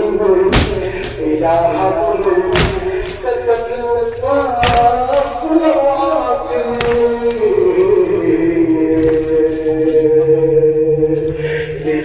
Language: Arabic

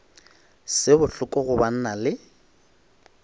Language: Northern Sotho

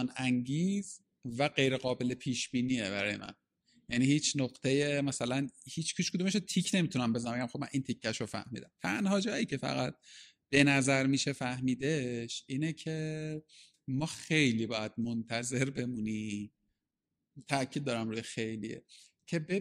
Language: Persian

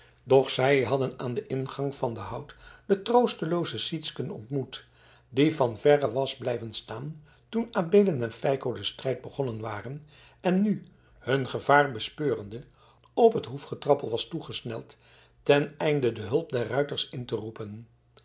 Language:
Dutch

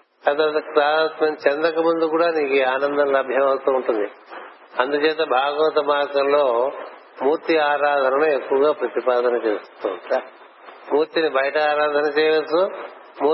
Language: Telugu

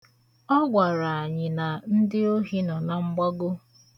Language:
Igbo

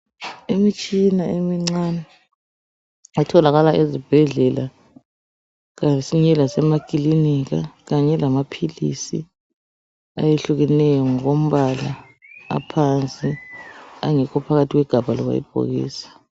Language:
North Ndebele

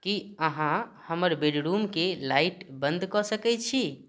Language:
Maithili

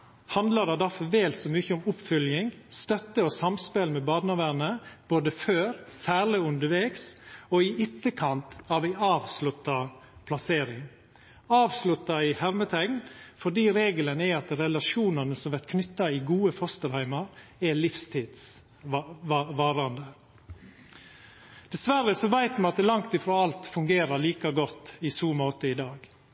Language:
Norwegian Nynorsk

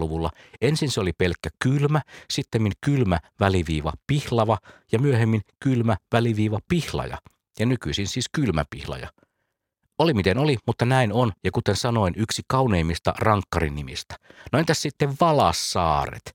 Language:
Finnish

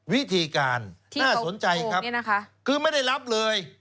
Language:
Thai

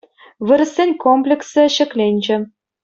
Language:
Chuvash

